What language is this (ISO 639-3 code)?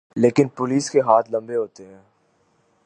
urd